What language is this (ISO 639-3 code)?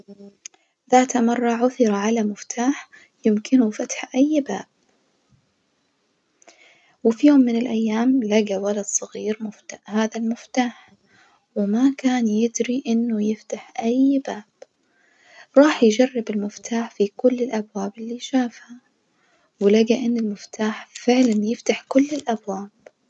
ars